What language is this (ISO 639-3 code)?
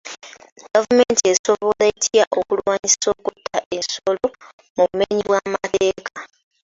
lug